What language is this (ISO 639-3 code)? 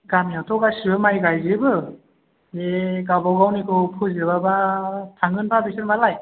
brx